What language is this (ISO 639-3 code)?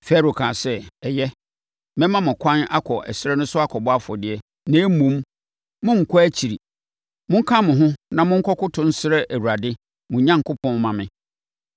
aka